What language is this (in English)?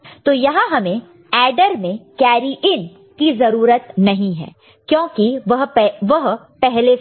Hindi